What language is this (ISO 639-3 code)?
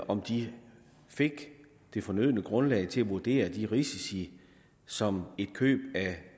dan